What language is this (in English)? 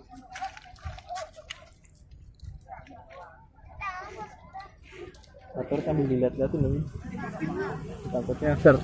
Indonesian